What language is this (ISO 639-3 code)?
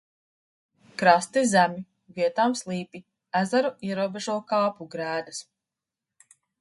lav